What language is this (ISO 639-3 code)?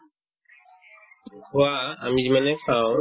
asm